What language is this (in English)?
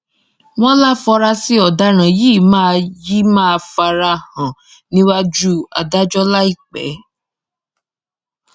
Yoruba